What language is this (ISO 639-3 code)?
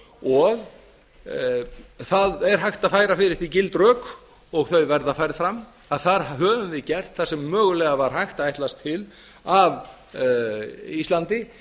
isl